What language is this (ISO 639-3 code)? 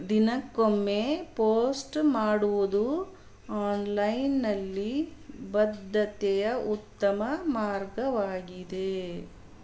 kan